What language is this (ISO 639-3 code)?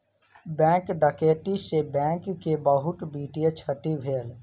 mai